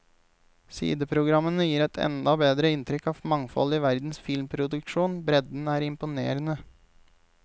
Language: Norwegian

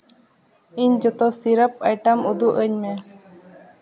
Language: Santali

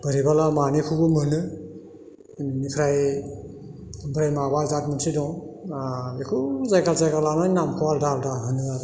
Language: Bodo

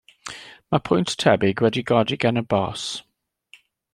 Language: Welsh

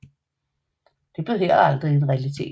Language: Danish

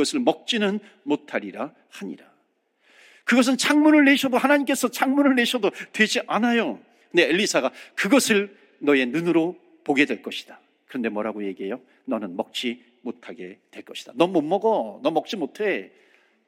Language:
Korean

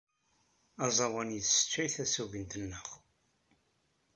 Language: Kabyle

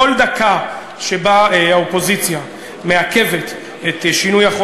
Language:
Hebrew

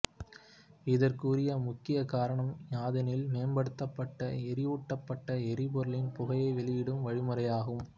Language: Tamil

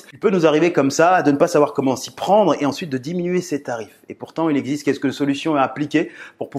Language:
French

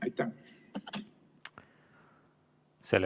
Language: Estonian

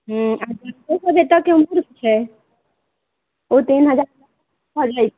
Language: Maithili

